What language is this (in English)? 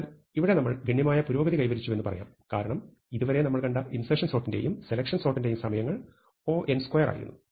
Malayalam